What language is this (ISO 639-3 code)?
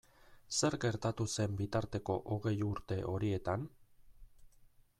eus